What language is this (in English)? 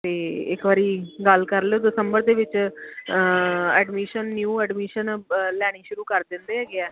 Punjabi